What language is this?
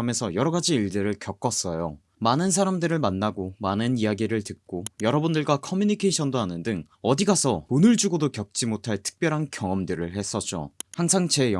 Korean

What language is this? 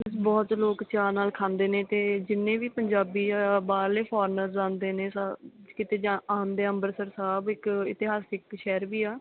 Punjabi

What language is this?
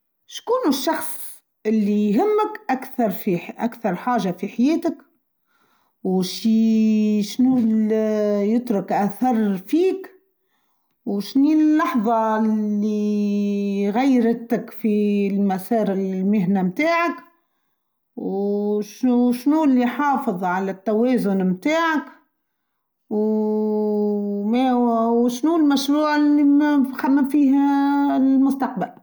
Tunisian Arabic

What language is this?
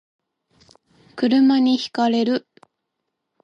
Japanese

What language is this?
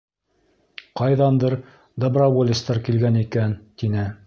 Bashkir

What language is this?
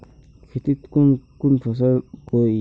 Magahi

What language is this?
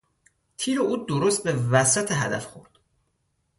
Persian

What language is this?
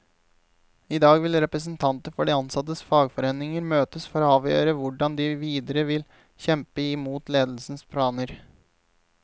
Norwegian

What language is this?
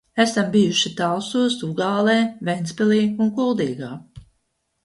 Latvian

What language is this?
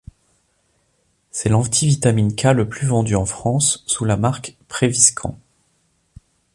French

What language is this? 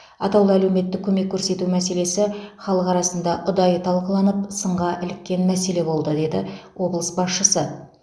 Kazakh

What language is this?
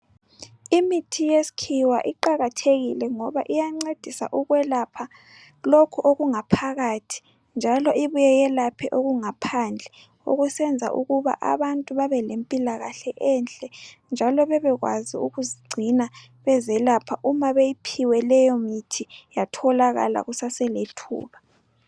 North Ndebele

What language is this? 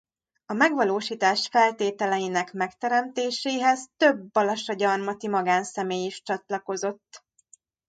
Hungarian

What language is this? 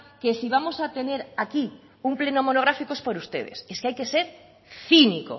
Spanish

